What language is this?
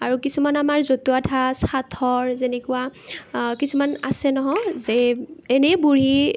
Assamese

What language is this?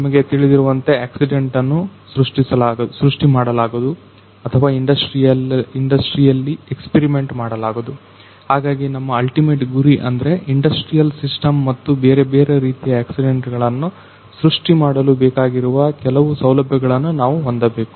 Kannada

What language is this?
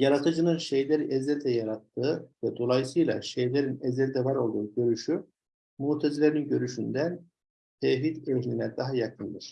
Turkish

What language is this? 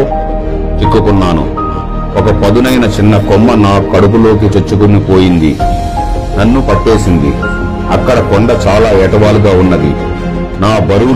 Telugu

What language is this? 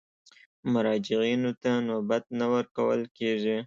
Pashto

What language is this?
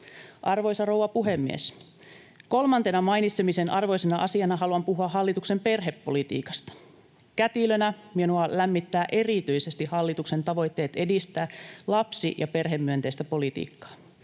Finnish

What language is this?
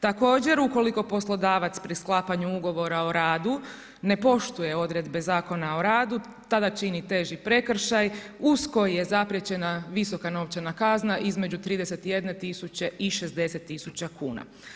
Croatian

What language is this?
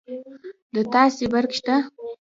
Pashto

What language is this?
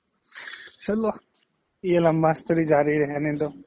Assamese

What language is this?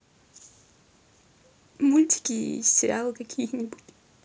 Russian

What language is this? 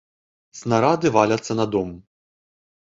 Belarusian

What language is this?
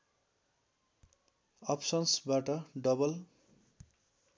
Nepali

